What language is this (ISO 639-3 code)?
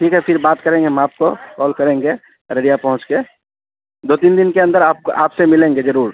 urd